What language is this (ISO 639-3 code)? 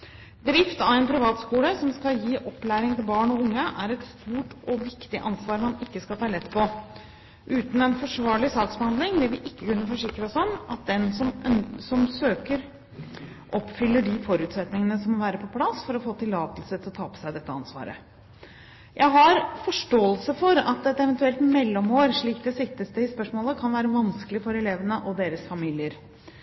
nob